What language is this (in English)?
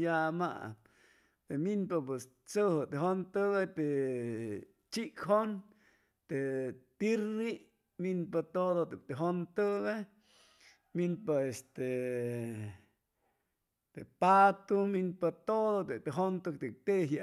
Chimalapa Zoque